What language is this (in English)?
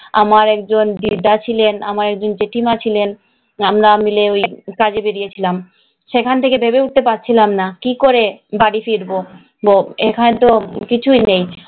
Bangla